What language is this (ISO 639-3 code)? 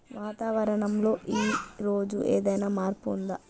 tel